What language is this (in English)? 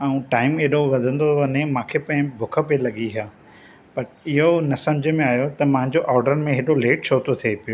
Sindhi